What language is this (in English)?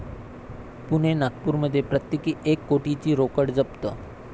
Marathi